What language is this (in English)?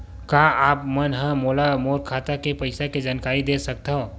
Chhattisgarhi